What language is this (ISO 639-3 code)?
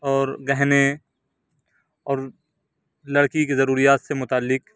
urd